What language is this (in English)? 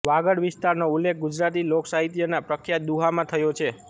Gujarati